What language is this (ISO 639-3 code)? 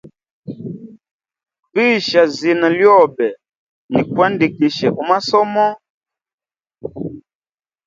hem